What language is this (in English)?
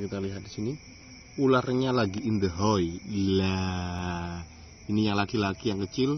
Indonesian